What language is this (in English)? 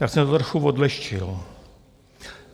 Czech